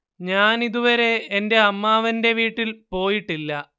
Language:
Malayalam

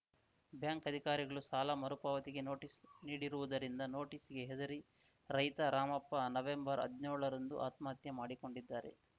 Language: Kannada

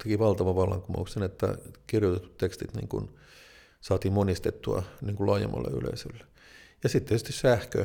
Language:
Finnish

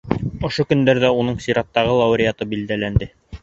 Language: Bashkir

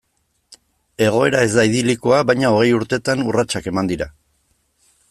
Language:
Basque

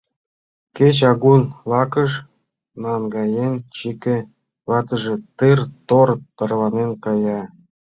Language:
Mari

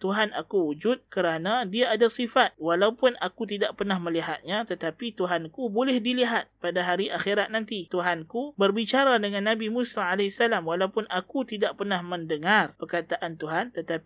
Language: Malay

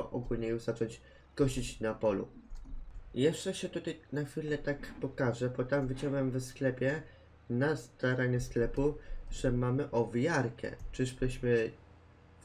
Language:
Polish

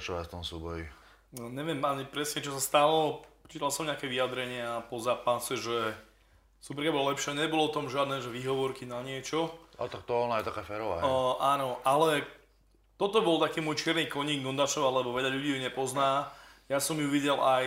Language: Slovak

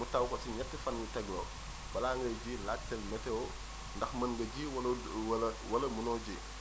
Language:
Wolof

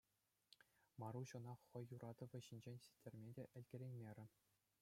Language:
Chuvash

